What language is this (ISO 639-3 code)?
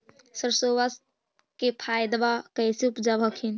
mag